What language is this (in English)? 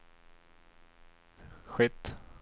Swedish